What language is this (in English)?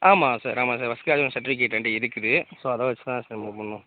Tamil